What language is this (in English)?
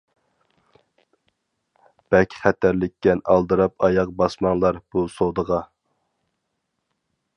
Uyghur